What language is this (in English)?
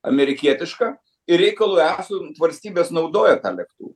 Lithuanian